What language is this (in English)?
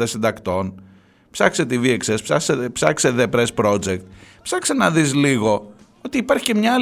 Greek